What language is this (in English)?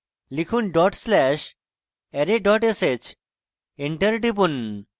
Bangla